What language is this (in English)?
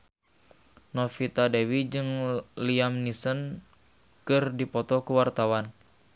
Sundanese